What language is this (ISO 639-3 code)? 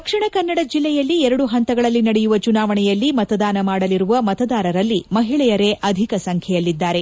kan